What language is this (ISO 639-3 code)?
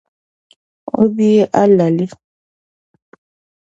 dag